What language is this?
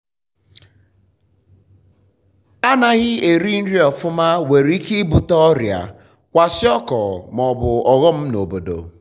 Igbo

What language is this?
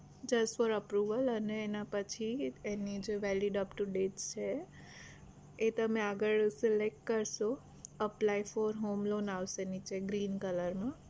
Gujarati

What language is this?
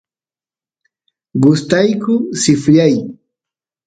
Santiago del Estero Quichua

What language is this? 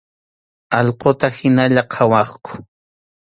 Arequipa-La Unión Quechua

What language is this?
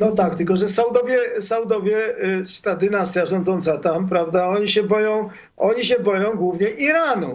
Polish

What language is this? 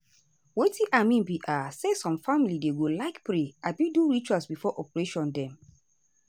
Nigerian Pidgin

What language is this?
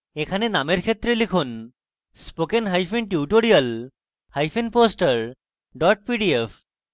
Bangla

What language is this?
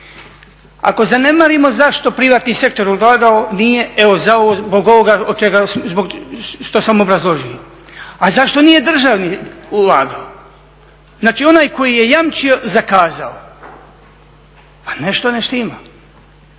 Croatian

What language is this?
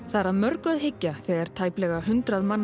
Icelandic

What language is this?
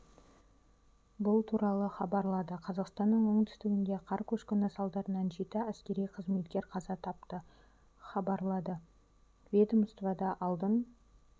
Kazakh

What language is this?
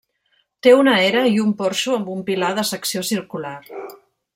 Catalan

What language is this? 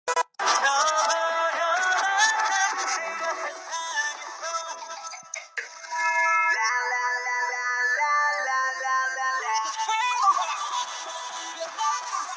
Georgian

